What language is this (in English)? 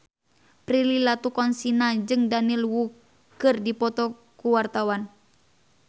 Sundanese